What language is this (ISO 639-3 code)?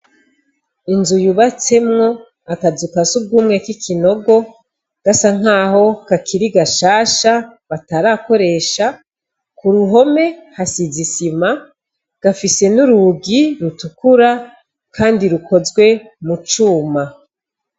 run